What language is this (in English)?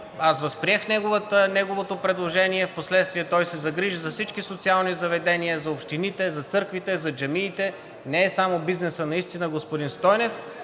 Bulgarian